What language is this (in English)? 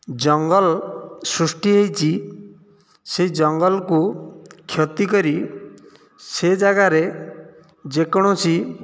Odia